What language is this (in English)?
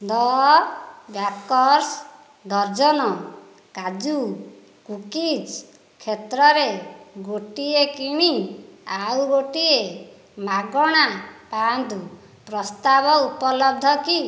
Odia